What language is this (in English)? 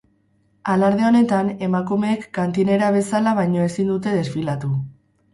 Basque